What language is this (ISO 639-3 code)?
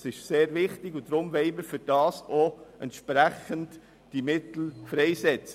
gsw